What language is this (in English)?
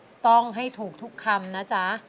Thai